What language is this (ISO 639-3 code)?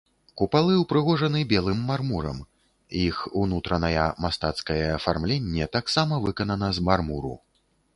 bel